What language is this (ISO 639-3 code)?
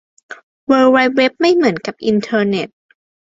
tha